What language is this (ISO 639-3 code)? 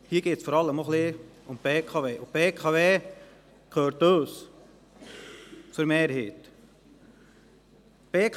gsw